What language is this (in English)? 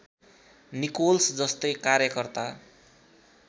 Nepali